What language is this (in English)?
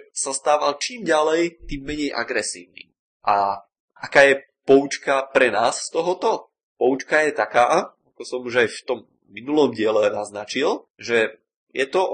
Czech